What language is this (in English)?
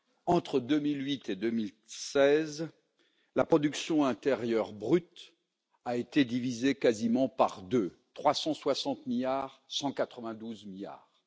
French